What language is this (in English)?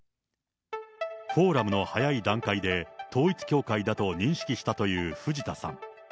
Japanese